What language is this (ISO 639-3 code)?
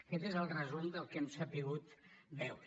cat